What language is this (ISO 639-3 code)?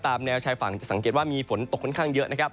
tha